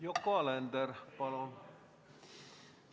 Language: Estonian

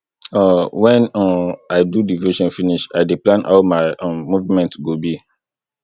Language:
Nigerian Pidgin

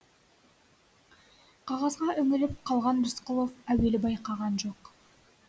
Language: Kazakh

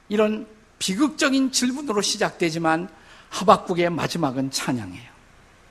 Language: Korean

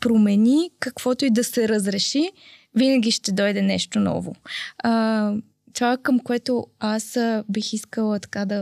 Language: Bulgarian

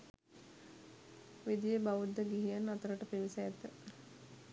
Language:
Sinhala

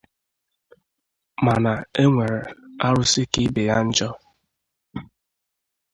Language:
Igbo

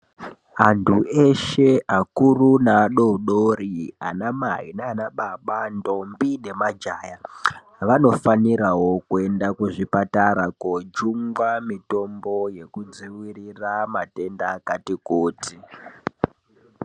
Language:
Ndau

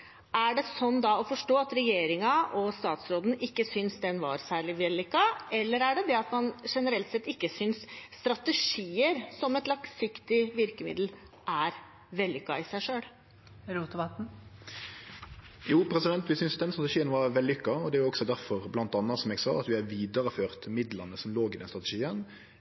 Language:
Norwegian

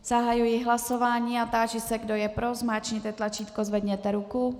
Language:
Czech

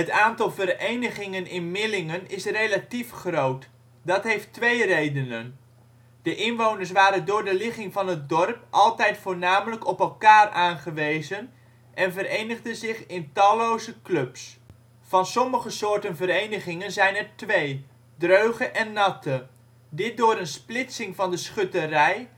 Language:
Dutch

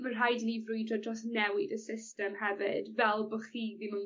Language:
Welsh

